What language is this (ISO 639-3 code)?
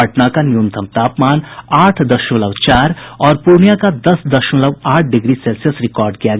hin